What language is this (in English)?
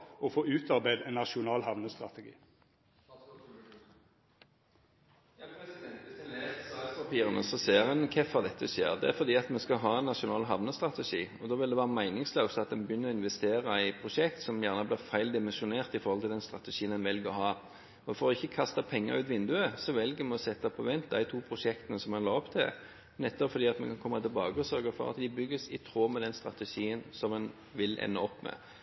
Norwegian